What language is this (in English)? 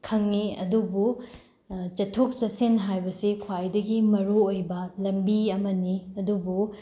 Manipuri